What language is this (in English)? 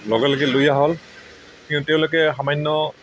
Assamese